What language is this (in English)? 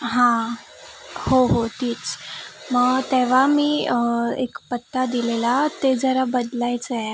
Marathi